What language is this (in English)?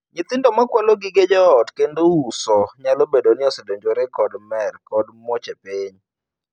Luo (Kenya and Tanzania)